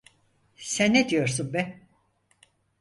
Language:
Turkish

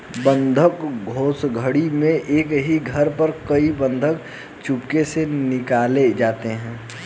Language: Hindi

